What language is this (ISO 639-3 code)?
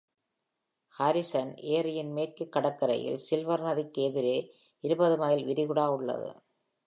tam